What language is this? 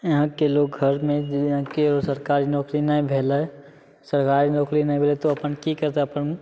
Maithili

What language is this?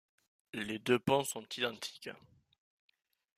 French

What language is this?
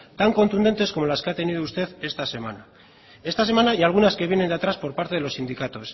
Spanish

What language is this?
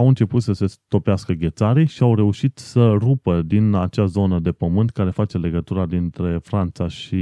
Romanian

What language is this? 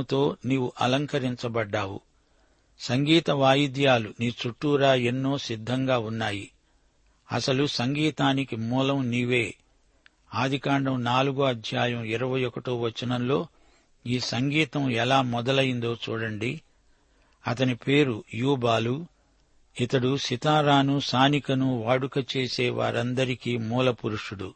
Telugu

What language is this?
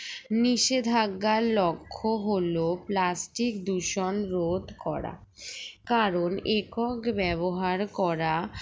Bangla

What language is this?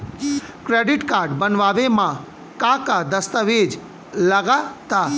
Bhojpuri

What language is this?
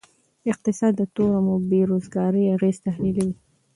Pashto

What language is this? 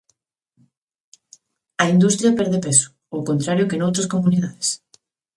Galician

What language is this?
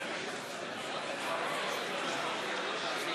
Hebrew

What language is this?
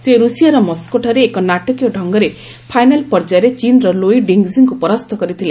Odia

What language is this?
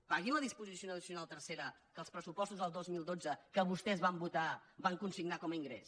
Catalan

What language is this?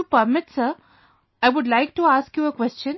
English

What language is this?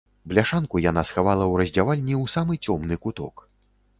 Belarusian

